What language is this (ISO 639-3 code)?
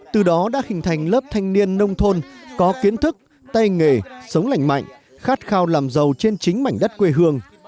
vie